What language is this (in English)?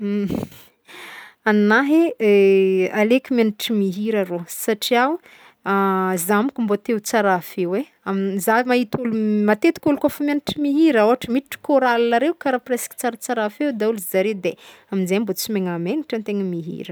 Northern Betsimisaraka Malagasy